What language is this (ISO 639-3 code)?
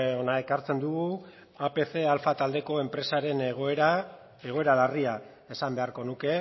eus